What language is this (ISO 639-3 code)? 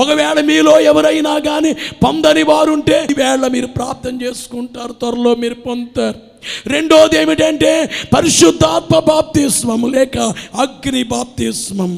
tel